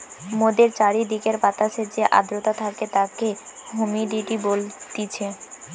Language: Bangla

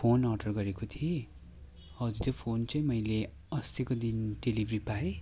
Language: Nepali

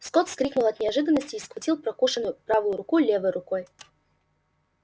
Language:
Russian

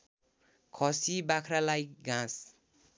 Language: Nepali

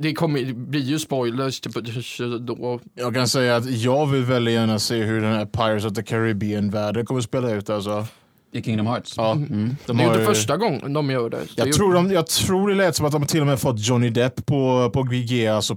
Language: Swedish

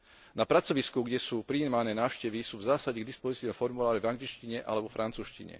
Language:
Slovak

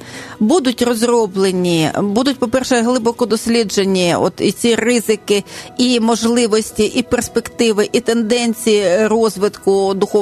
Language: Ukrainian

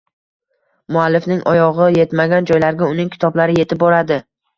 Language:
Uzbek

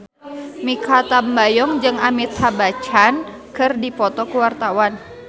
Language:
Sundanese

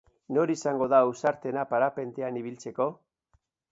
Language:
Basque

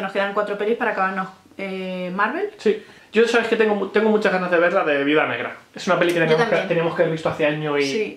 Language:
Spanish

